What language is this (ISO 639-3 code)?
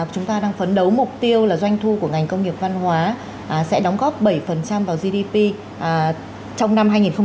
vie